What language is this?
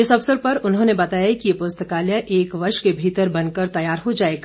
Hindi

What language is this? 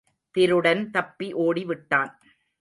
Tamil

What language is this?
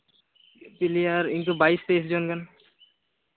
Santali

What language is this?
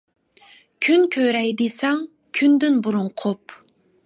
Uyghur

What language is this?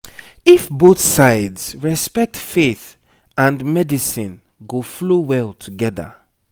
Nigerian Pidgin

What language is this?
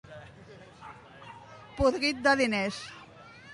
Catalan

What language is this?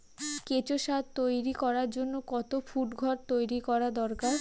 Bangla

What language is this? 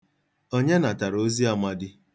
Igbo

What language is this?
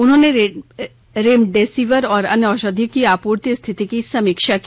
Hindi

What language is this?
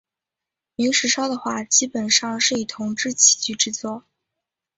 Chinese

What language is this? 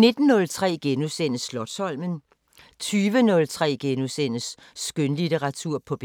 Danish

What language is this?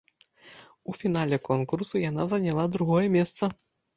Belarusian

